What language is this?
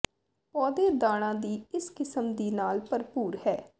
Punjabi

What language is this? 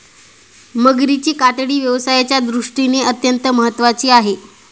Marathi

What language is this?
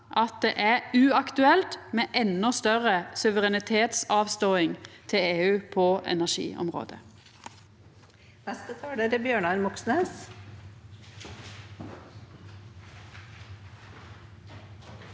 Norwegian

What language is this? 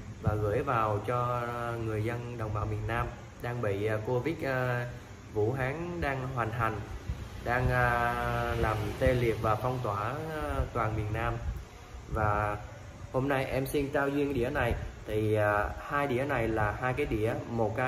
Vietnamese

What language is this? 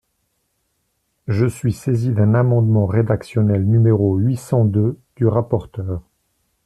French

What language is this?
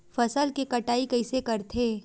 Chhattisgarhi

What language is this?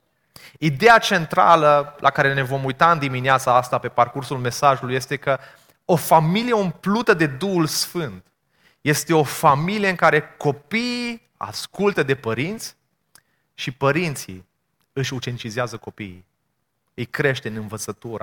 Romanian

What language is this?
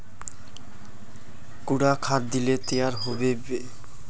Magahi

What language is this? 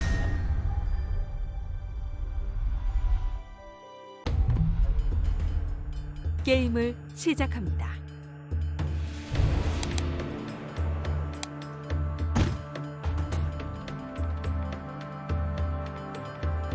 Korean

